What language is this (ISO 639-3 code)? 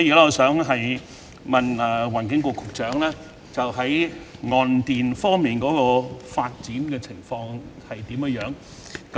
yue